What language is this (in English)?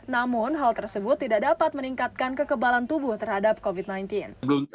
Indonesian